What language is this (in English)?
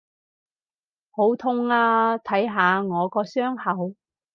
Cantonese